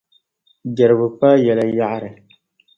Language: Dagbani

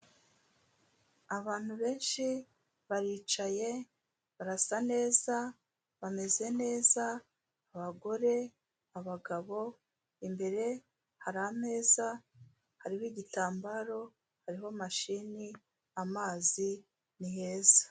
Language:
Kinyarwanda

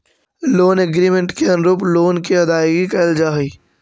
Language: Magahi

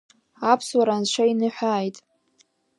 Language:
Abkhazian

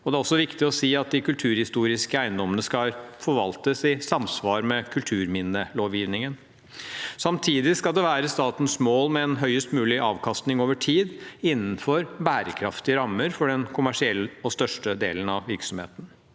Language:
Norwegian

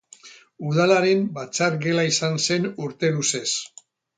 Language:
Basque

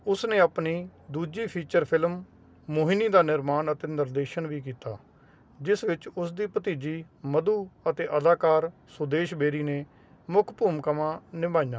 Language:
Punjabi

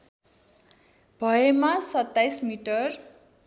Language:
Nepali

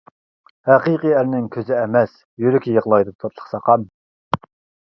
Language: Uyghur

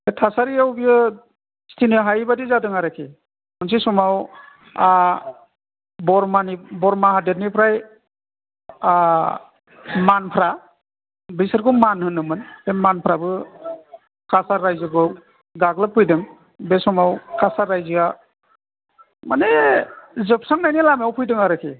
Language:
Bodo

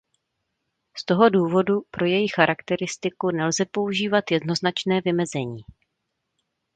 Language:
Czech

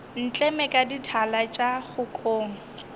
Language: Northern Sotho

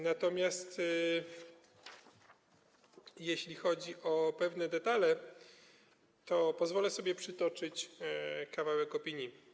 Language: Polish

